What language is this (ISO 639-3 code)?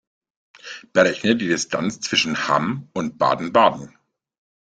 deu